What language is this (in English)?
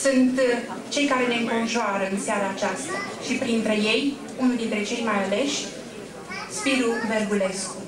Romanian